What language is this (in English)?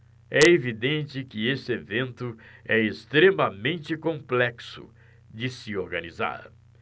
Portuguese